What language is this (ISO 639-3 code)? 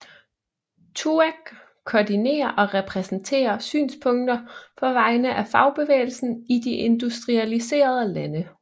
dan